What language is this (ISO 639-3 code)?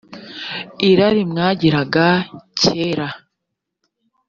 kin